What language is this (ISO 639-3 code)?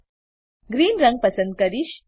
guj